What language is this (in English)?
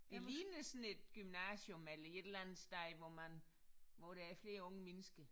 Danish